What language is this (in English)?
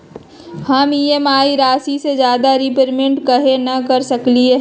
Magahi